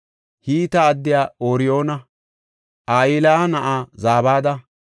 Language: Gofa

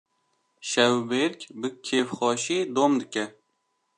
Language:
Kurdish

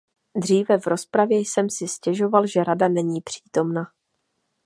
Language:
Czech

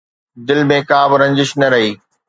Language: Sindhi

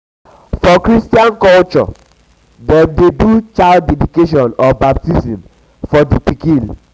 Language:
Nigerian Pidgin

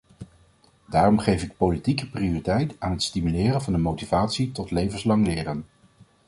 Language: Dutch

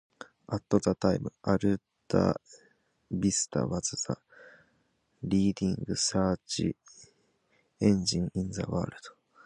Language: English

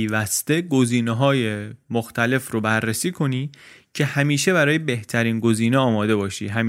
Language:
Persian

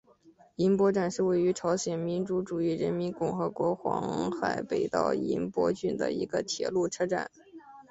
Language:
Chinese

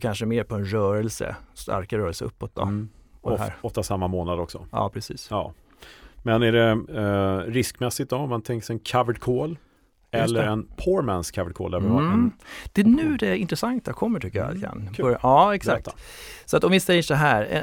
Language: Swedish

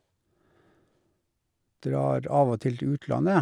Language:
Norwegian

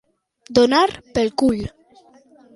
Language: Catalan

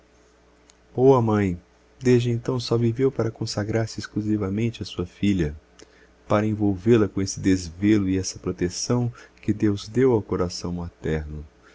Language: Portuguese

